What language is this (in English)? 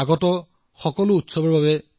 Assamese